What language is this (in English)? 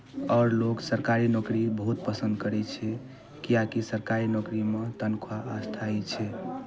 Maithili